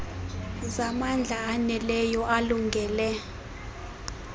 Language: Xhosa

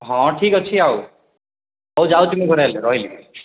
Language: Odia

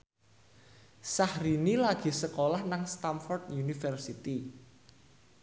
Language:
Javanese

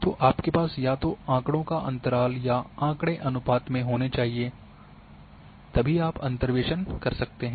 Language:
Hindi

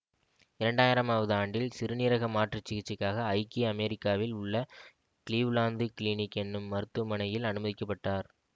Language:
Tamil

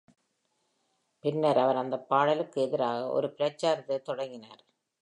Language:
Tamil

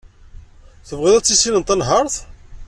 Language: Kabyle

